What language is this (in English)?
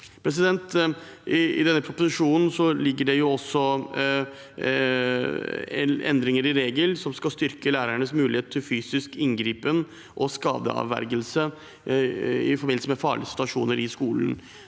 Norwegian